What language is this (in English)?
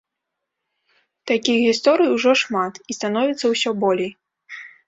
Belarusian